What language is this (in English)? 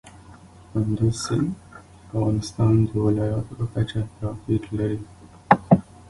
Pashto